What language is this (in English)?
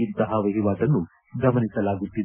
Kannada